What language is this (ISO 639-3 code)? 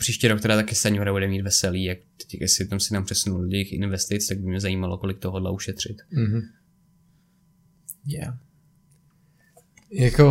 ces